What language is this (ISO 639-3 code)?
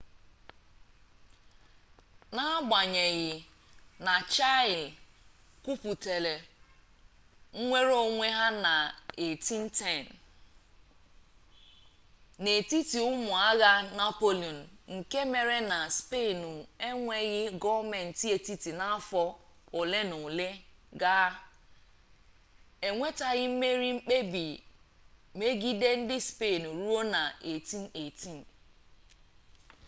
ibo